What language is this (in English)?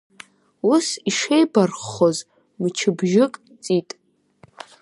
Abkhazian